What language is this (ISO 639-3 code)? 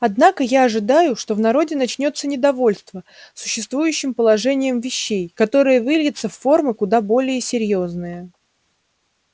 rus